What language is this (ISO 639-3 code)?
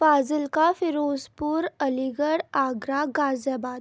urd